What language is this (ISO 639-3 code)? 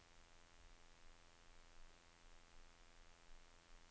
nor